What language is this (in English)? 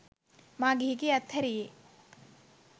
Sinhala